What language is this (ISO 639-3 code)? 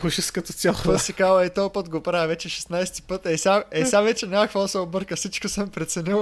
bul